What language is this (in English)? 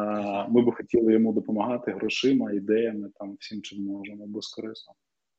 Ukrainian